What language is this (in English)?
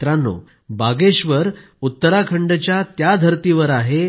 Marathi